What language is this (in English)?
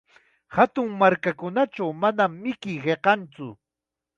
Chiquián Ancash Quechua